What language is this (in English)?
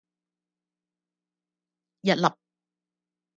Cantonese